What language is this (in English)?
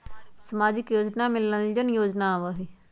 Magahi